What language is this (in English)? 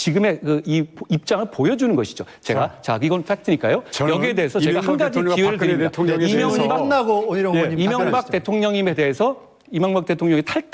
Korean